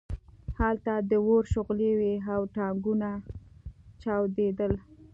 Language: Pashto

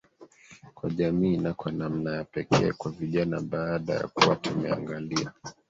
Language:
Swahili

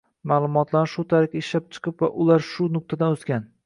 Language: Uzbek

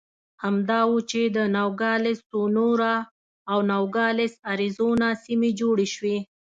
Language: Pashto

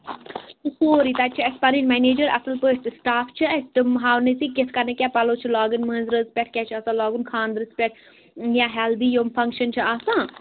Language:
Kashmiri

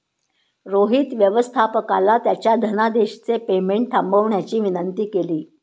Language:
Marathi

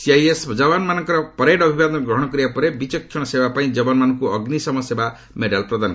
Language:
Odia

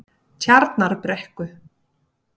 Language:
Icelandic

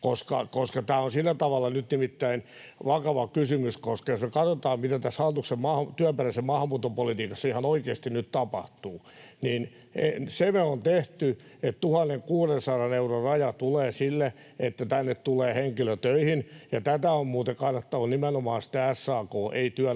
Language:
Finnish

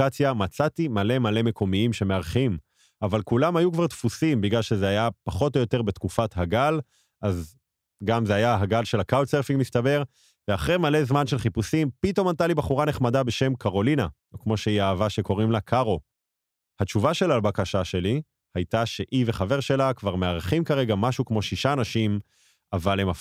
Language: Hebrew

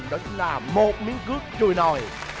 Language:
Vietnamese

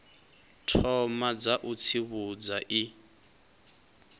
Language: Venda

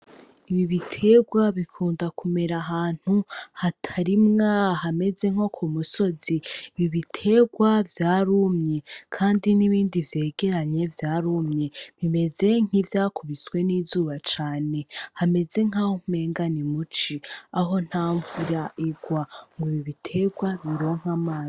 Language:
Rundi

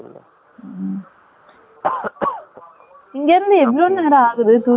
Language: Tamil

